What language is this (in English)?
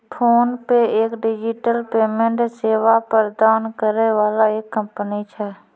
Maithili